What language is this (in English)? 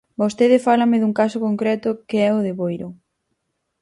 Galician